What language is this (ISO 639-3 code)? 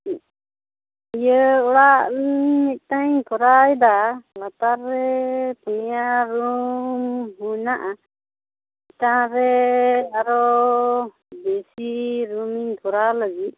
sat